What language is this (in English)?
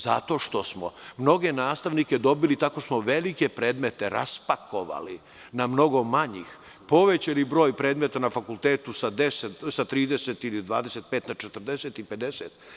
Serbian